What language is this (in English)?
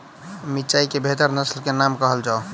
Maithili